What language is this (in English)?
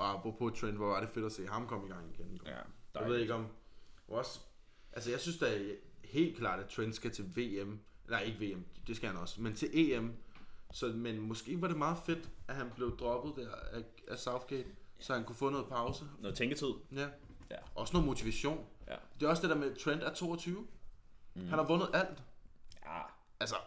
Danish